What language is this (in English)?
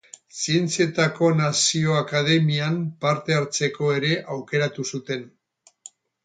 Basque